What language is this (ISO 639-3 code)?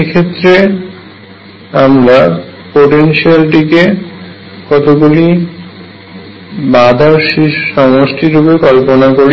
ben